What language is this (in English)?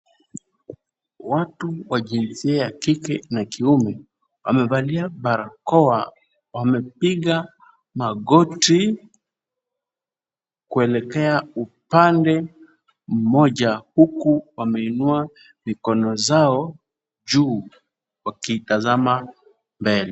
Swahili